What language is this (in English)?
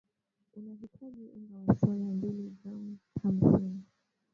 Swahili